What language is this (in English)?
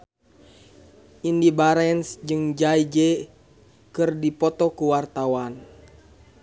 Sundanese